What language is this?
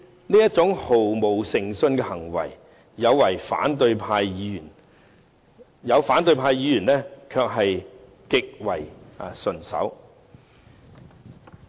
Cantonese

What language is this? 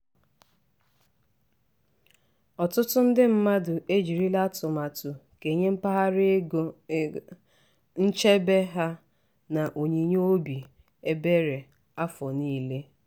Igbo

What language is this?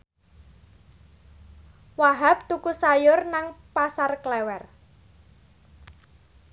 Javanese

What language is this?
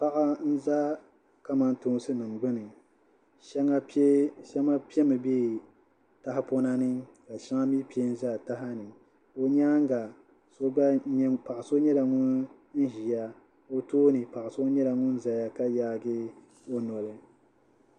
Dagbani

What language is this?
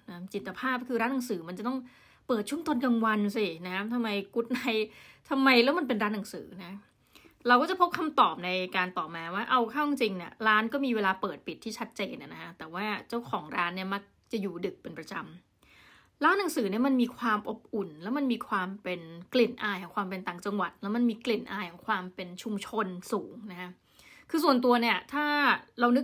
Thai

